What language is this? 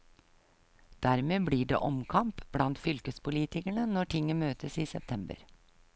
Norwegian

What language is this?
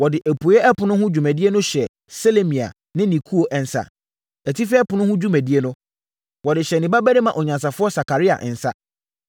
Akan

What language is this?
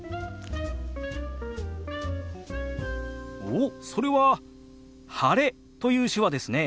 Japanese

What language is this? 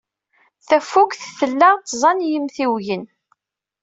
Kabyle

